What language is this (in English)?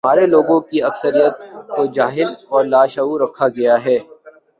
Urdu